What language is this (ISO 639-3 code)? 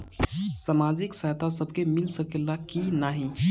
bho